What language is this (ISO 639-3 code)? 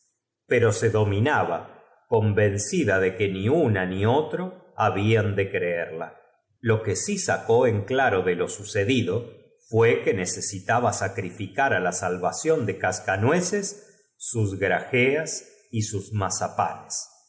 spa